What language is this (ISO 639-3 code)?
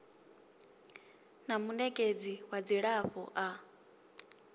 ven